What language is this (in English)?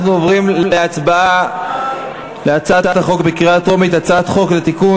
Hebrew